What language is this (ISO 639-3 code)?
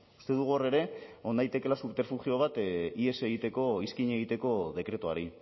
eus